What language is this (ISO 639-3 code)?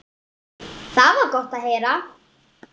isl